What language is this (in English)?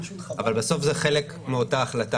Hebrew